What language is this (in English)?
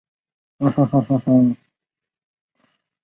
Chinese